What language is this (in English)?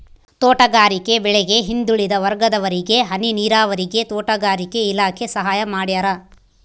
Kannada